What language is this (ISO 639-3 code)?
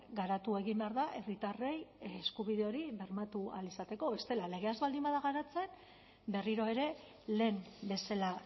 eus